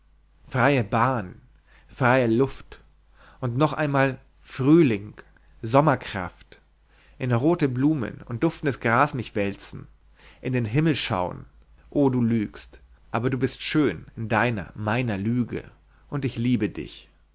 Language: German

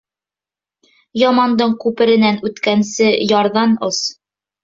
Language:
Bashkir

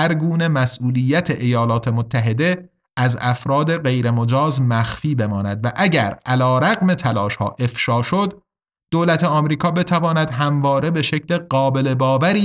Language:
Persian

